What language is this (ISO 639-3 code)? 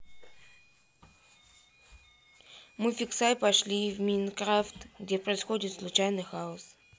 rus